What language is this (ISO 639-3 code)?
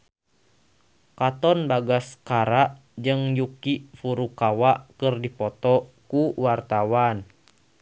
sun